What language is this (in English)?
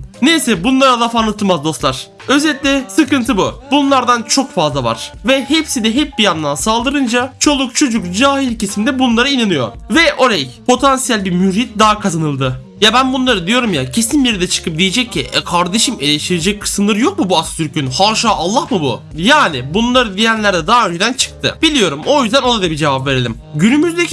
Turkish